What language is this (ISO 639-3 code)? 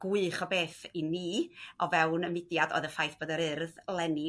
cym